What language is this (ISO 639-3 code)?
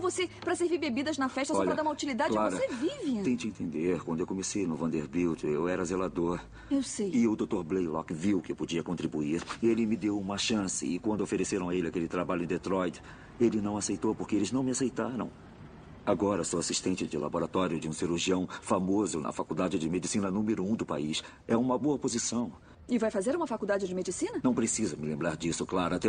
por